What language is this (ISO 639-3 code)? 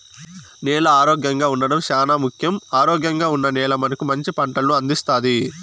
tel